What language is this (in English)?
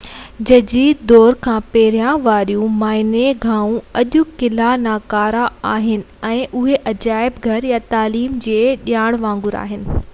Sindhi